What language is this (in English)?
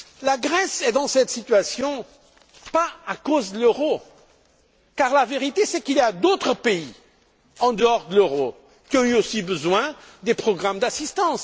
French